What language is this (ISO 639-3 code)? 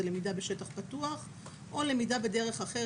heb